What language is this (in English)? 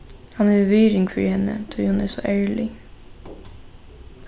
Faroese